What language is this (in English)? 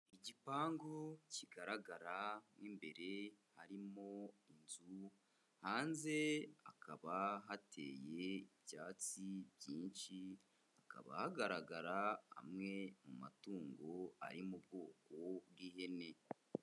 Kinyarwanda